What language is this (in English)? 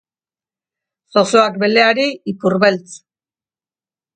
Basque